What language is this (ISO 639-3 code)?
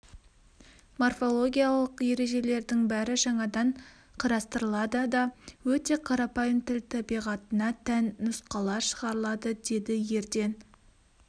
kaz